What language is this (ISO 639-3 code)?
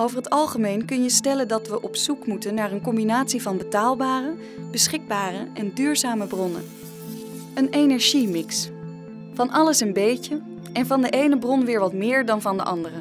nld